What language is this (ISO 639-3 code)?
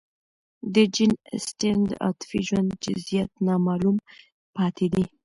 pus